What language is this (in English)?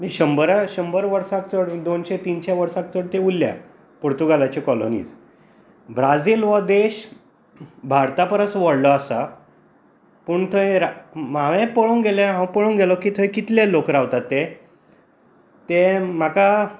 Konkani